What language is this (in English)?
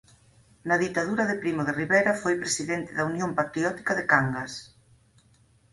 Galician